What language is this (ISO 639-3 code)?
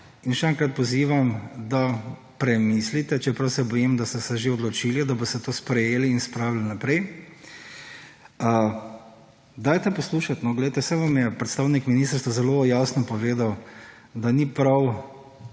slv